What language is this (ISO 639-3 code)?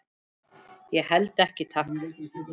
isl